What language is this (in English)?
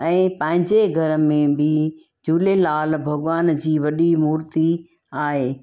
Sindhi